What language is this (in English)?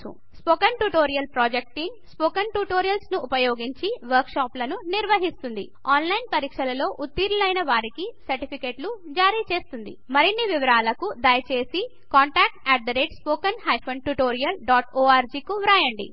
Telugu